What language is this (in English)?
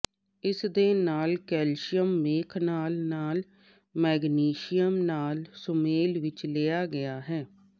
Punjabi